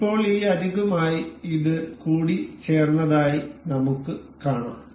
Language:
Malayalam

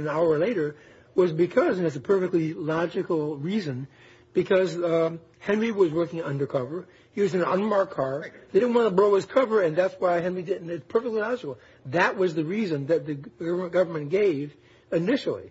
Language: English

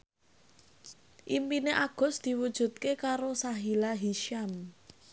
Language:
Javanese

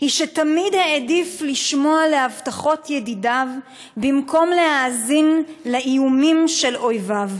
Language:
Hebrew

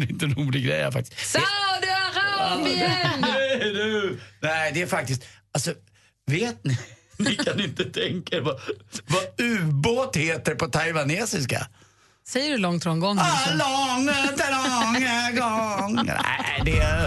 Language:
Swedish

